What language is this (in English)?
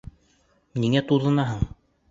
Bashkir